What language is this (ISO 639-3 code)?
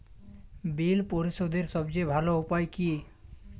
ben